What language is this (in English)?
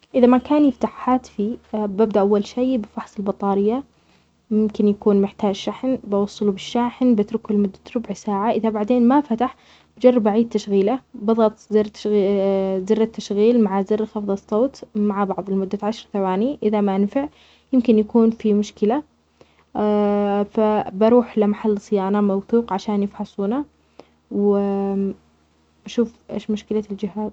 Omani Arabic